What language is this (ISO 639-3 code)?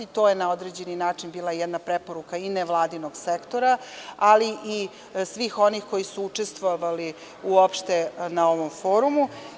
srp